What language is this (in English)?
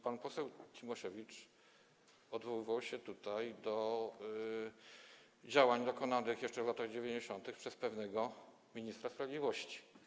Polish